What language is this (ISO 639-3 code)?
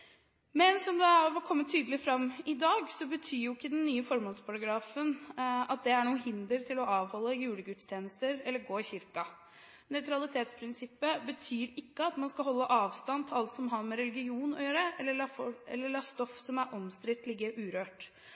nob